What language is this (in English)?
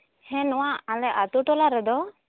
Santali